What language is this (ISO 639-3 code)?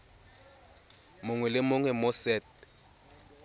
tsn